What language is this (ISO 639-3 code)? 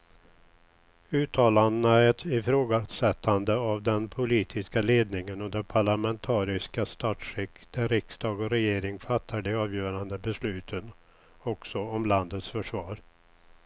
swe